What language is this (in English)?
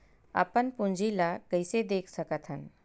Chhattisgarhi